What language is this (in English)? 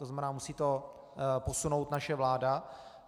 Czech